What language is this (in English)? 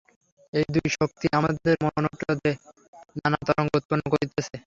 Bangla